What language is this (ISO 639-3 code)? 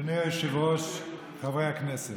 heb